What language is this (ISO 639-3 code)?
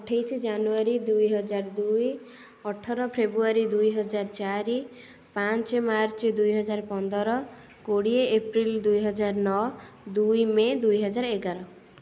ori